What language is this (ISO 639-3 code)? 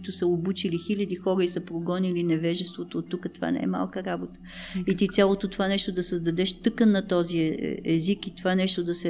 bul